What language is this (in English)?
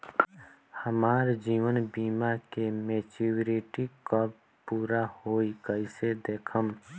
Bhojpuri